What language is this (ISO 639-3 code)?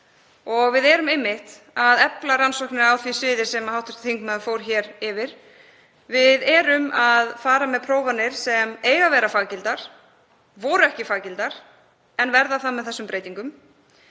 isl